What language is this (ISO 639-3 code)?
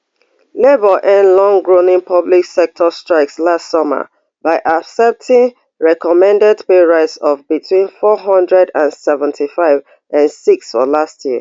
pcm